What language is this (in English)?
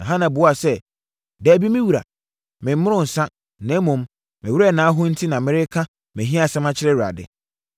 Akan